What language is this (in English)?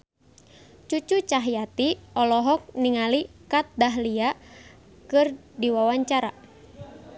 Sundanese